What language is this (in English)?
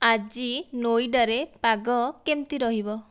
Odia